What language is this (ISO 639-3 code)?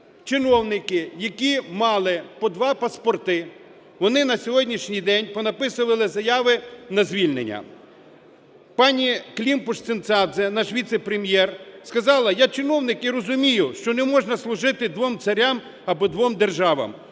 ukr